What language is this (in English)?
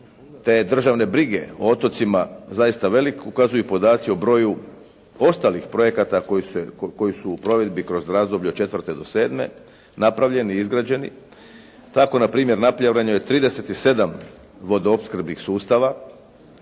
Croatian